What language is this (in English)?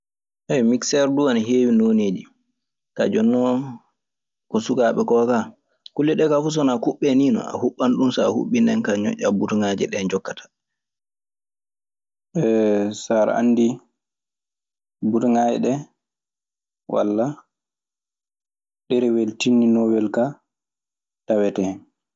Maasina Fulfulde